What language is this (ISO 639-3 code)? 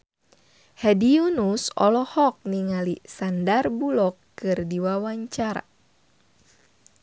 sun